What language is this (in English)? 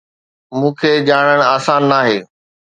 Sindhi